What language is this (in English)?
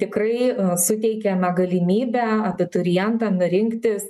Lithuanian